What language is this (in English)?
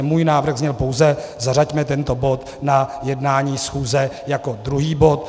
Czech